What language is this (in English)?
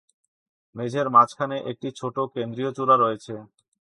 Bangla